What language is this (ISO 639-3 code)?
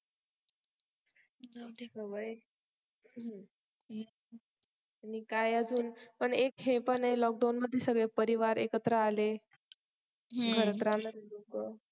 mar